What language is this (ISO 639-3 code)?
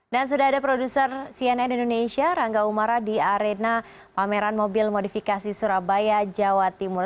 ind